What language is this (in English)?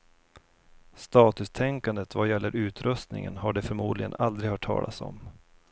Swedish